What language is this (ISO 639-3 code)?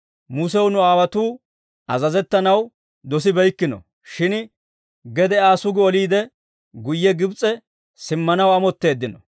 dwr